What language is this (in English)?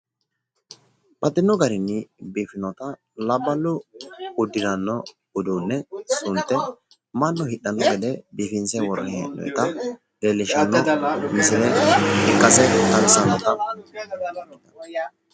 Sidamo